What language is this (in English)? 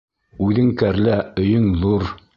Bashkir